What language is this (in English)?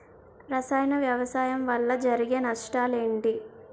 Telugu